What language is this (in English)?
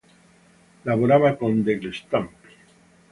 Italian